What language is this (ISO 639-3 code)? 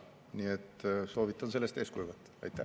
est